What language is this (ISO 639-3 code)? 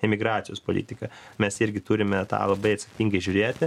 lit